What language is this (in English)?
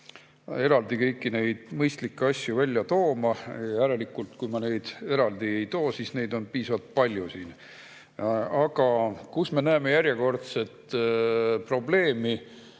Estonian